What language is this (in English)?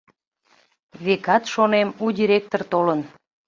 Mari